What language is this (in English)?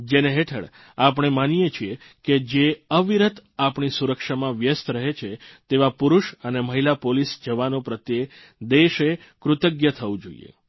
Gujarati